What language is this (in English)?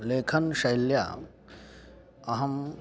Sanskrit